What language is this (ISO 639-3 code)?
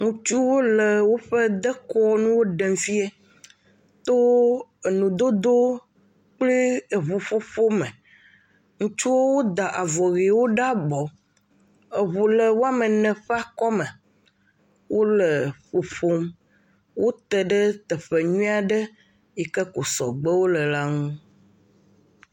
ewe